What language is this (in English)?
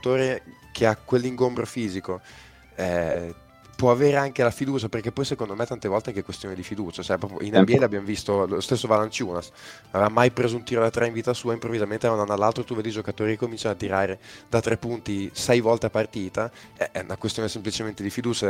Italian